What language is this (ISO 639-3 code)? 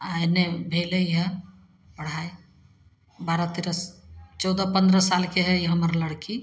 mai